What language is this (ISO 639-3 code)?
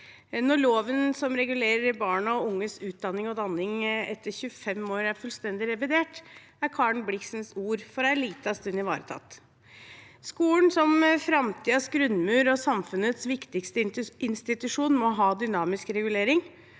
nor